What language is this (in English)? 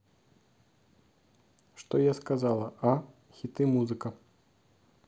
Russian